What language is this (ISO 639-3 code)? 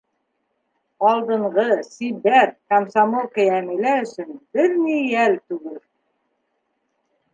bak